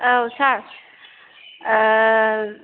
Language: Bodo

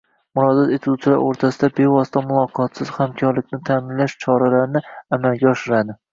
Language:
Uzbek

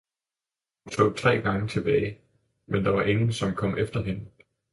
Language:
Danish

